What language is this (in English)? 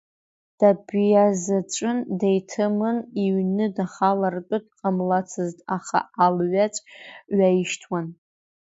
Abkhazian